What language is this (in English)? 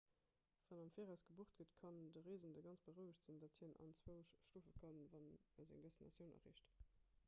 Luxembourgish